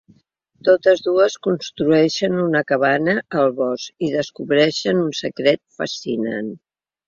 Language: Catalan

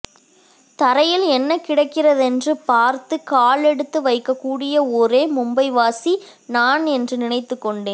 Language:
Tamil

